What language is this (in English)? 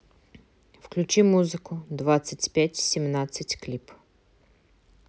Russian